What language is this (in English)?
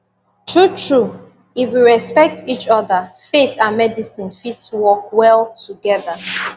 Nigerian Pidgin